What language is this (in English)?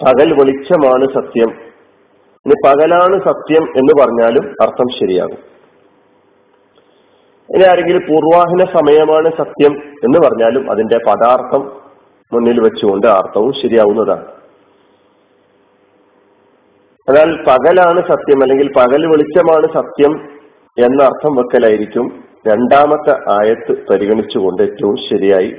Malayalam